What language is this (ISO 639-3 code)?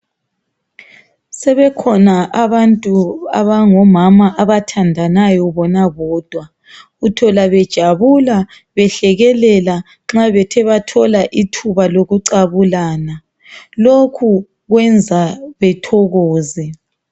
nde